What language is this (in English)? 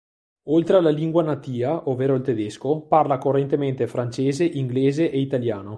Italian